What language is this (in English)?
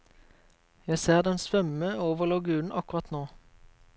Norwegian